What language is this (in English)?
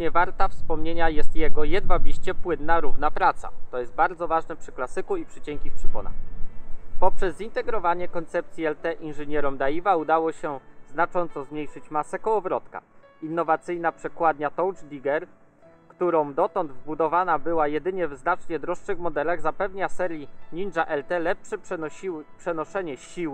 Polish